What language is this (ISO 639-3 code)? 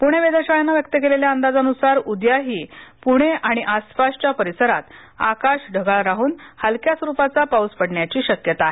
mar